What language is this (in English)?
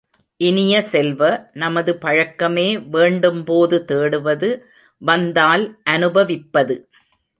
Tamil